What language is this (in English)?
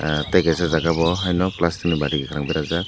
Kok Borok